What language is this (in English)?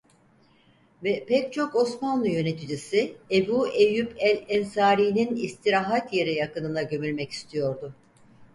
Turkish